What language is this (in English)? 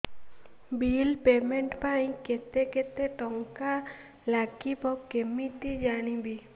Odia